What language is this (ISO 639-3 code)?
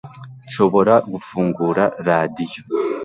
kin